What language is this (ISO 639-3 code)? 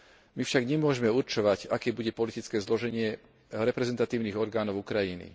slk